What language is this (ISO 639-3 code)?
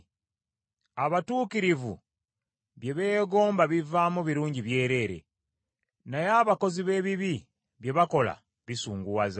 lug